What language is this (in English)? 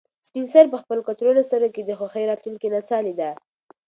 Pashto